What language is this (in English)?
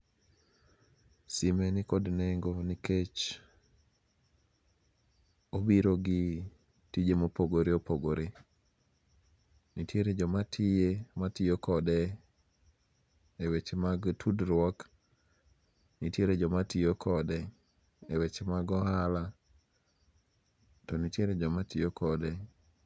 Luo (Kenya and Tanzania)